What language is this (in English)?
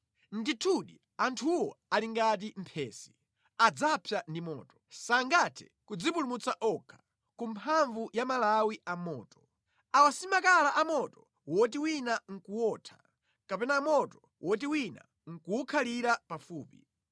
Nyanja